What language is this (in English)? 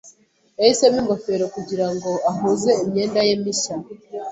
Kinyarwanda